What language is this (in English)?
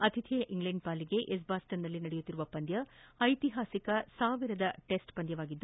Kannada